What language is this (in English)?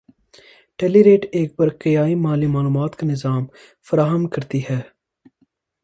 Urdu